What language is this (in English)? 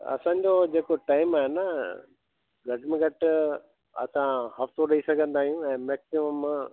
Sindhi